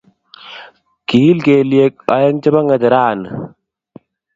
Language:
Kalenjin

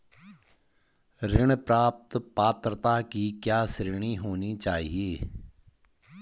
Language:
Hindi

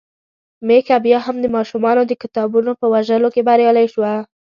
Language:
Pashto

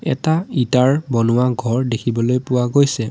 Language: Assamese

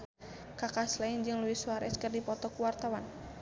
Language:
Sundanese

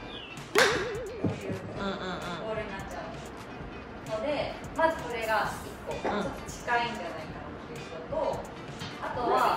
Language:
Japanese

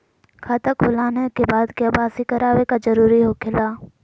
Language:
Magahi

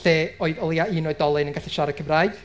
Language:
Welsh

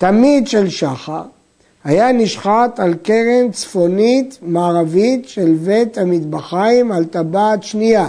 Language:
Hebrew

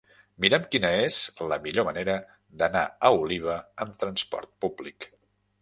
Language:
Catalan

